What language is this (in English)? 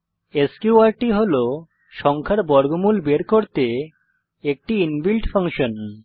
Bangla